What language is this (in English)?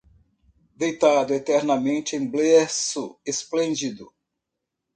Portuguese